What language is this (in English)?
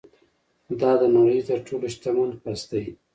Pashto